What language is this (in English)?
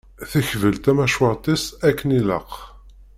Kabyle